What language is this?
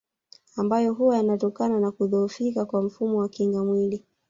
Swahili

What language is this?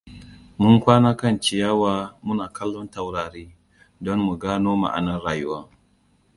Hausa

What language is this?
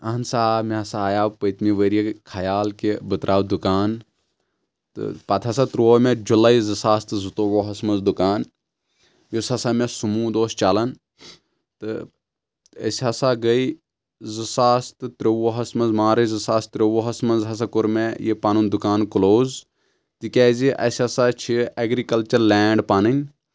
Kashmiri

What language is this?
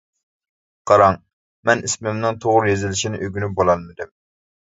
Uyghur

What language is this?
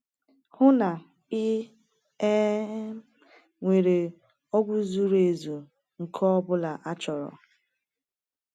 Igbo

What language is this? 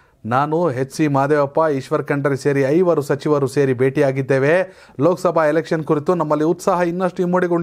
Kannada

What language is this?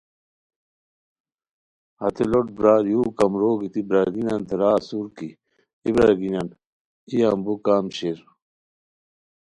Khowar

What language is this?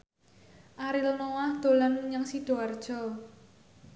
Javanese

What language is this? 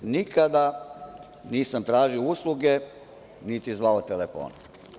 Serbian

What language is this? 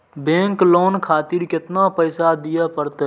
Maithili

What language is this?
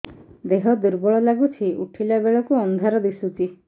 Odia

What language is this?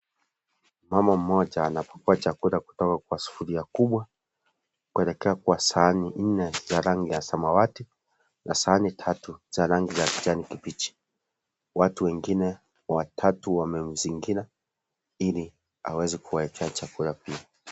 Swahili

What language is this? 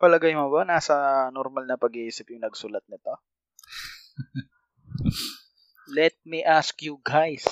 Filipino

